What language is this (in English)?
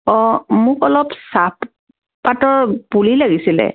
Assamese